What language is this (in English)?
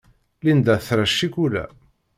Kabyle